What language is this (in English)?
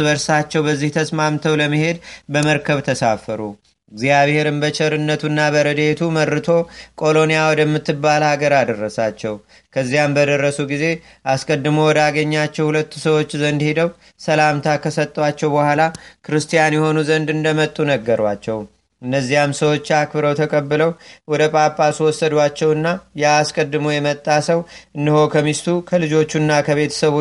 Amharic